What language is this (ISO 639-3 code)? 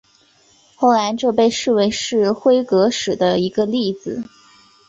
zho